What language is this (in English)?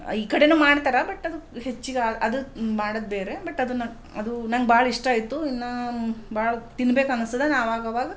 Kannada